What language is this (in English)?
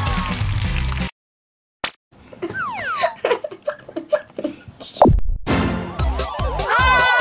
Japanese